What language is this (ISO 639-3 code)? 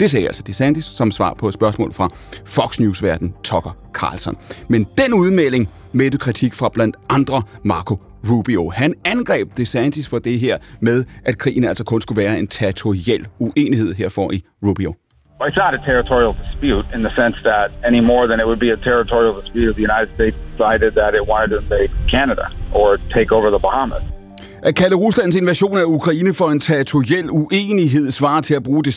dan